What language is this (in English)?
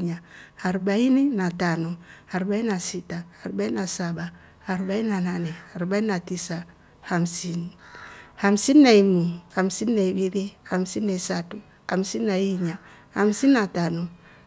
Rombo